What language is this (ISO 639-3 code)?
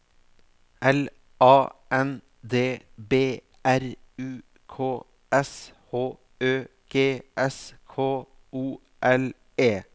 nor